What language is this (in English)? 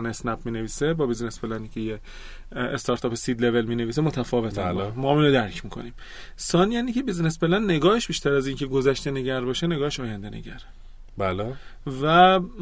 Persian